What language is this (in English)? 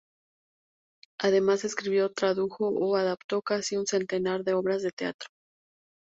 Spanish